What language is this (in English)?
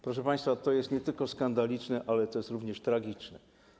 Polish